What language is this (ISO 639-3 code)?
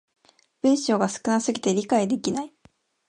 jpn